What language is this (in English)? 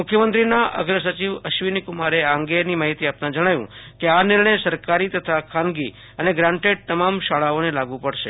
Gujarati